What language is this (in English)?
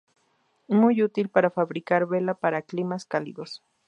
Spanish